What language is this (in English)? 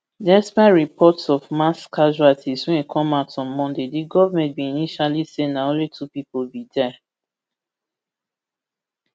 Nigerian Pidgin